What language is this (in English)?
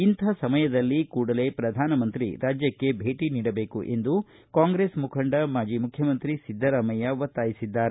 Kannada